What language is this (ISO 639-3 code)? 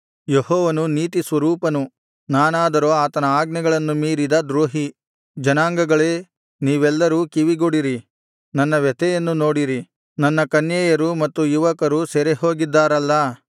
kan